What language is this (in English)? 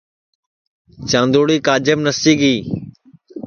Sansi